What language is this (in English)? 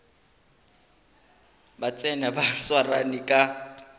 Northern Sotho